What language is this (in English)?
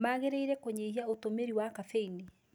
Kikuyu